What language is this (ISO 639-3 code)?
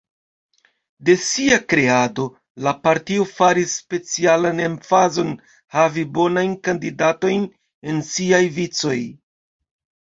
epo